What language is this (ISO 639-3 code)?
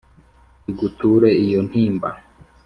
kin